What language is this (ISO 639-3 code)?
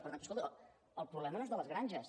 cat